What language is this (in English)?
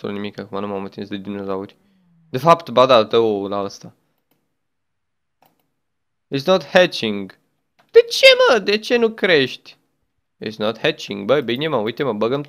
Romanian